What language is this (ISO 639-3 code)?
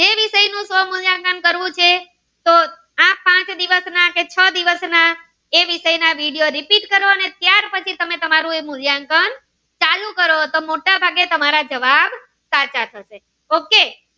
guj